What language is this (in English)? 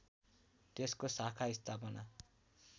Nepali